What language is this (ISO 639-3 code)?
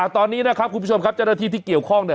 tha